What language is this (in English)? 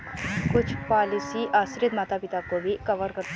Hindi